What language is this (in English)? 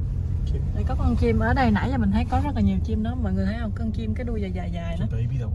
Vietnamese